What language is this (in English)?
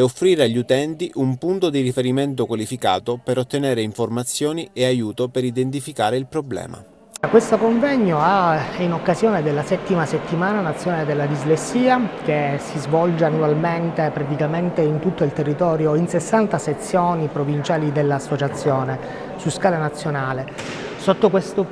Italian